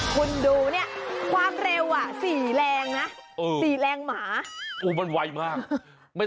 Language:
Thai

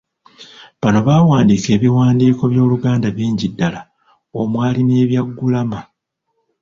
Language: Ganda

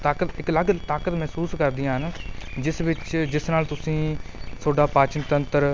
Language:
Punjabi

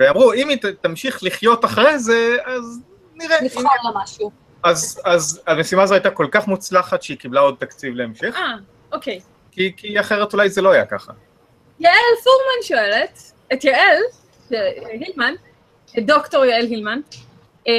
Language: Hebrew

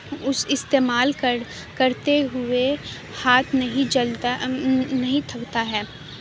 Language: Urdu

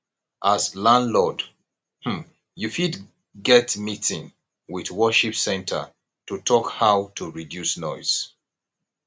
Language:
Nigerian Pidgin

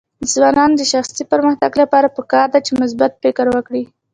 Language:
Pashto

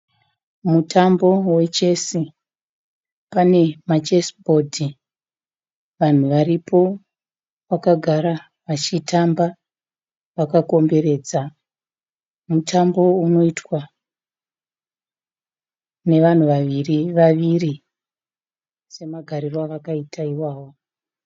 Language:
Shona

